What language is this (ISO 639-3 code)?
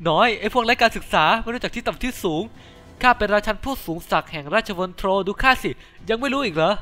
tha